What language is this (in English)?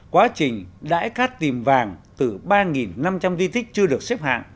Vietnamese